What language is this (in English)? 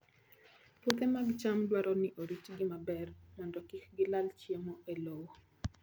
Luo (Kenya and Tanzania)